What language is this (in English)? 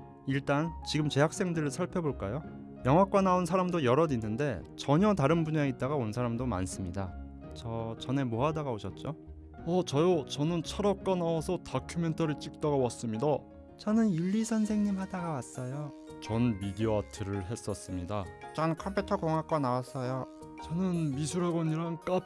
Korean